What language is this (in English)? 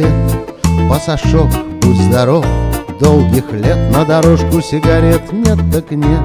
Russian